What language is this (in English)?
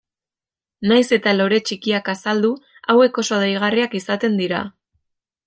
Basque